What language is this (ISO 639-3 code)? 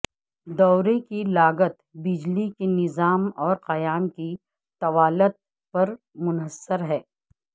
urd